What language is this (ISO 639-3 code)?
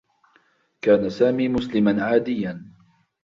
ara